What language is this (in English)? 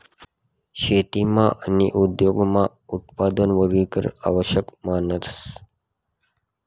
Marathi